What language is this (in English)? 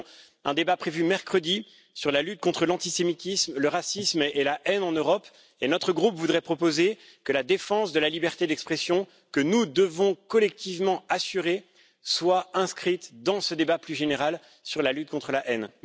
French